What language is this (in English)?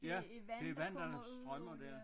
Danish